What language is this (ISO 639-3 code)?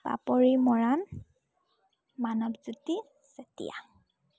asm